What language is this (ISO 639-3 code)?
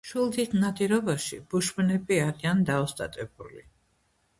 kat